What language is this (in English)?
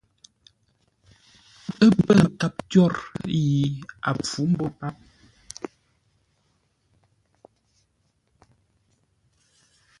Ngombale